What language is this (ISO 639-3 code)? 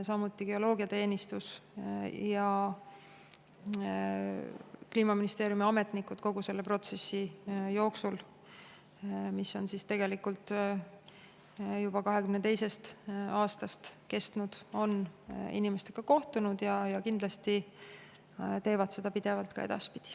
est